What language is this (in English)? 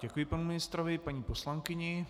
Czech